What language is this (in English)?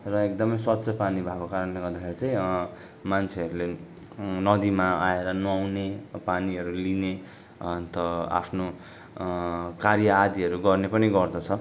Nepali